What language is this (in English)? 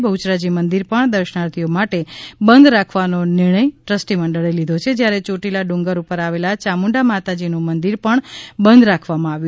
Gujarati